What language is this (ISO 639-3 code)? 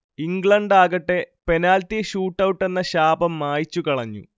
mal